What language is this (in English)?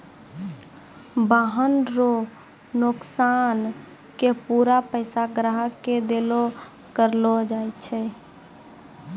Maithili